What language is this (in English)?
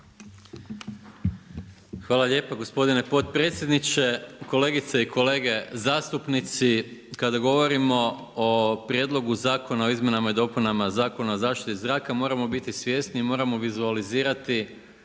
Croatian